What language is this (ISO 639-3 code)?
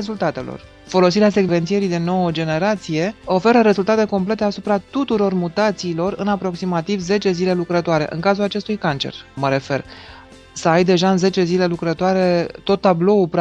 ron